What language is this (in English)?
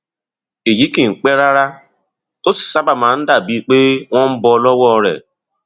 Yoruba